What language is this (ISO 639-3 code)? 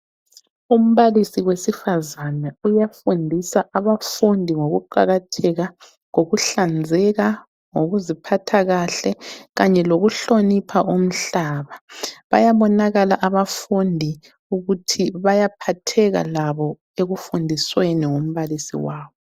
nde